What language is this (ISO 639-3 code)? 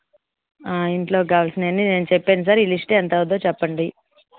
tel